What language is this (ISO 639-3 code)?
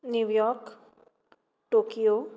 kok